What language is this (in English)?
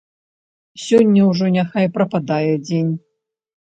Belarusian